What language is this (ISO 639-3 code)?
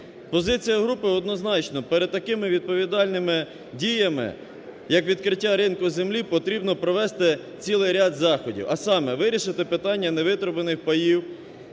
ukr